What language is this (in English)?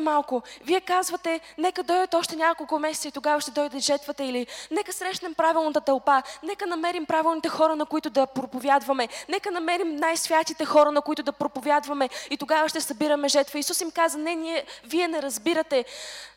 Bulgarian